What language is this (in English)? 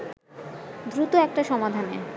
Bangla